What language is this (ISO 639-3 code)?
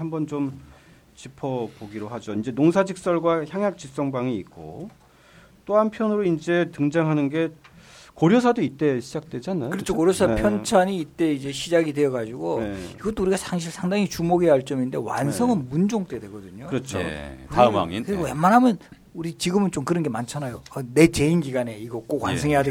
kor